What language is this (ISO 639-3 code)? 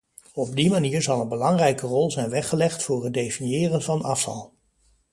nld